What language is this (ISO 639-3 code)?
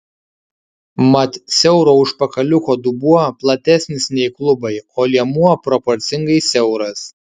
lit